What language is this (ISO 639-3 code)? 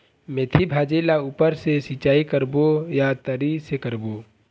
hne